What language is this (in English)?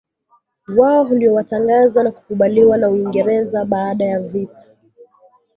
Swahili